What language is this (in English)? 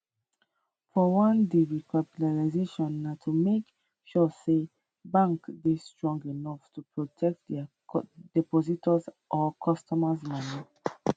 Nigerian Pidgin